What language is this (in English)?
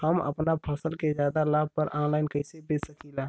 Bhojpuri